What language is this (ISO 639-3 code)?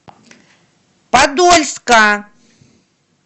rus